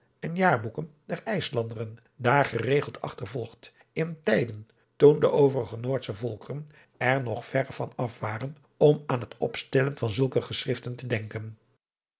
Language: Dutch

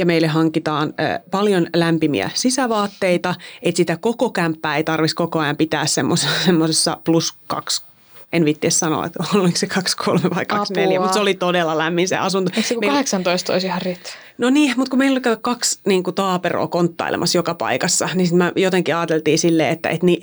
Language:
Finnish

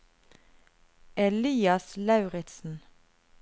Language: Norwegian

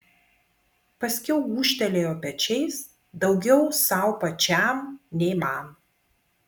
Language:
Lithuanian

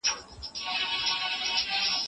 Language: Pashto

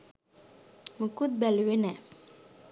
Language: Sinhala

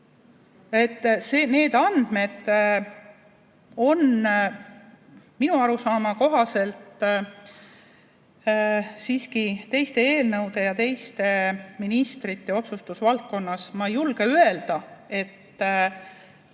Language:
Estonian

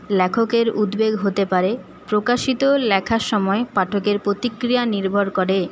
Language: Bangla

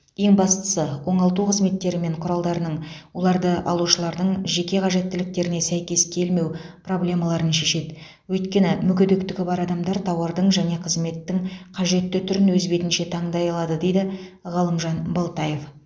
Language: Kazakh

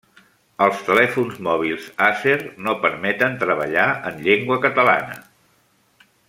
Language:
Catalan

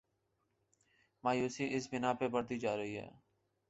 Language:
Urdu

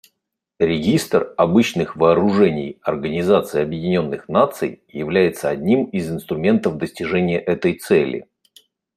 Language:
Russian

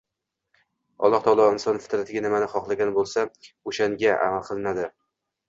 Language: Uzbek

